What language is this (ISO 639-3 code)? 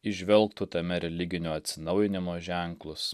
lit